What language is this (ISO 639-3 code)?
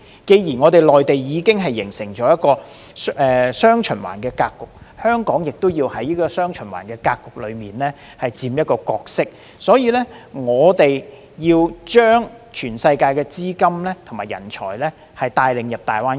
yue